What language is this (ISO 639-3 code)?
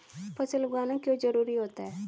hin